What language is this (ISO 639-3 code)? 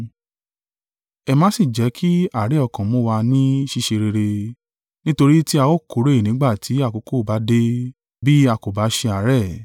yor